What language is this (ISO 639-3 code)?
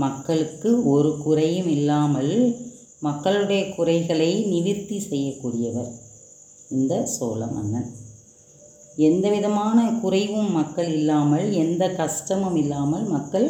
tam